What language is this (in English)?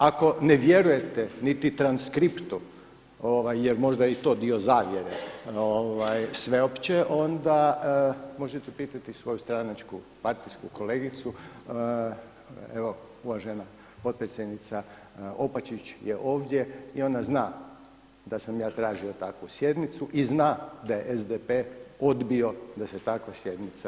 Croatian